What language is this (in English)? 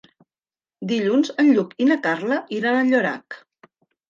Catalan